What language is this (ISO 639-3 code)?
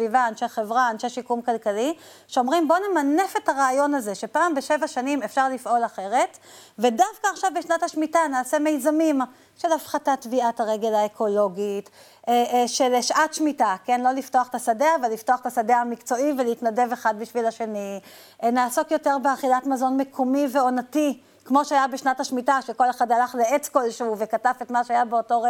heb